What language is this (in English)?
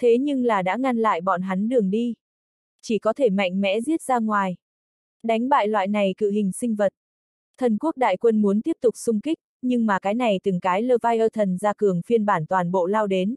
Vietnamese